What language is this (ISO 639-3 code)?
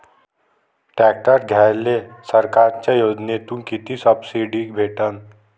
mar